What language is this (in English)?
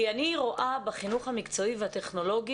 Hebrew